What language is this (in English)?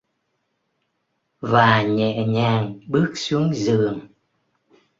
Vietnamese